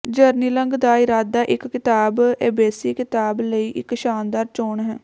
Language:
Punjabi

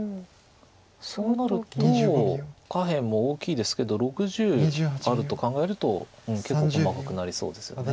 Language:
Japanese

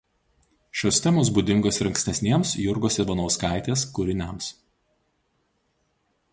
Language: Lithuanian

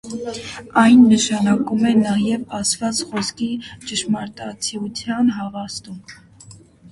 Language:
Armenian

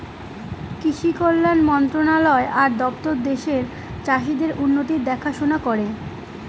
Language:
Bangla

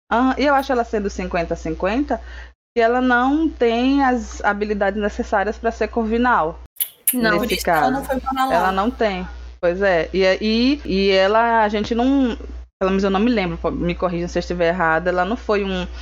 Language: Portuguese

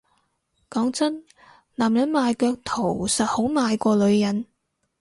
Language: Cantonese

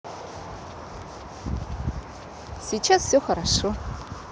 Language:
Russian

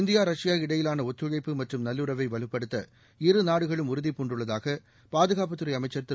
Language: Tamil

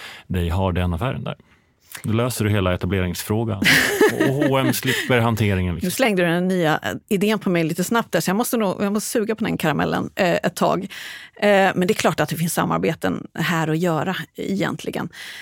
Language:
Swedish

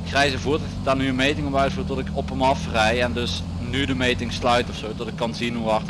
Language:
Dutch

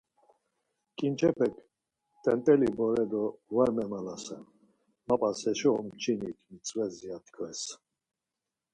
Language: Laz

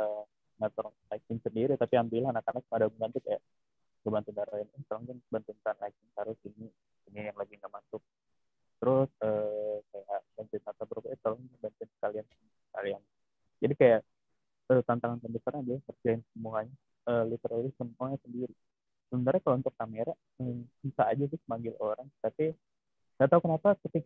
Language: Indonesian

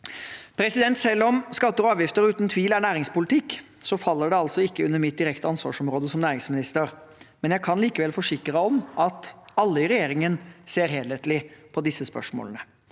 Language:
Norwegian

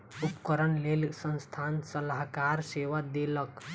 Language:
Maithili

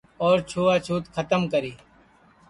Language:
Sansi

